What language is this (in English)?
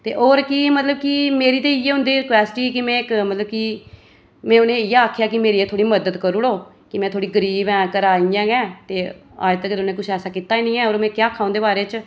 Dogri